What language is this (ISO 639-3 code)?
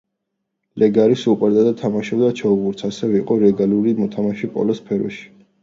kat